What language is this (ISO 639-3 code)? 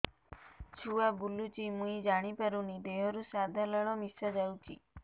ori